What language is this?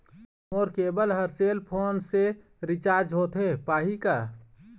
Chhattisgarhi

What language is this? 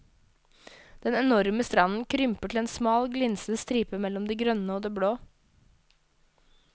Norwegian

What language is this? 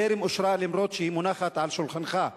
Hebrew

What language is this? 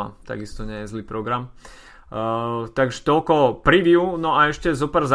Slovak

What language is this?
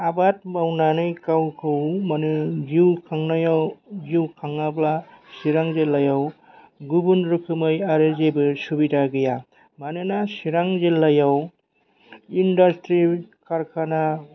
Bodo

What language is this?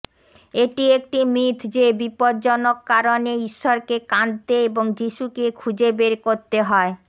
Bangla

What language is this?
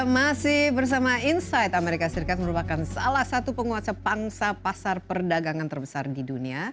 Indonesian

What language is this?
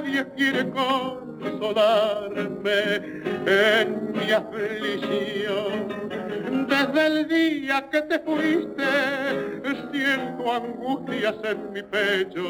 Greek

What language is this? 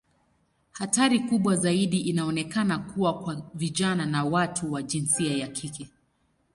Swahili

